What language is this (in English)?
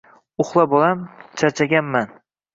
Uzbek